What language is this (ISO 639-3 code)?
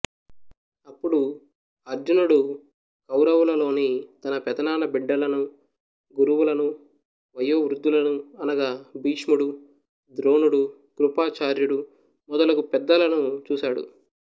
tel